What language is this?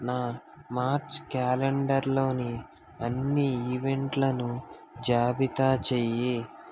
Telugu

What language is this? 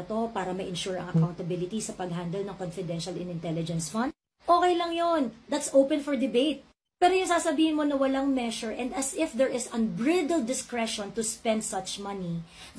Filipino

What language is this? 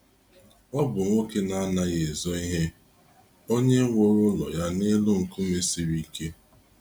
Igbo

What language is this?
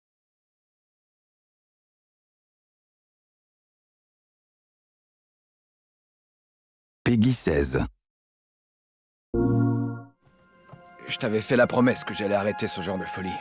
French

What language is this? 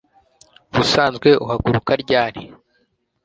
Kinyarwanda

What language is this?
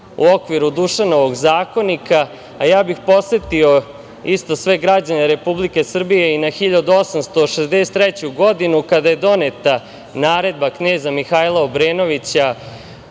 Serbian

